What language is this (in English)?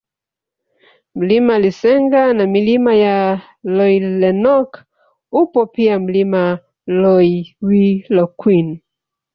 Swahili